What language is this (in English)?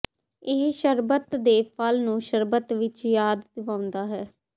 Punjabi